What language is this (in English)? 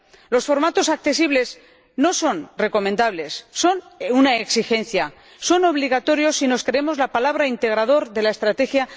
Spanish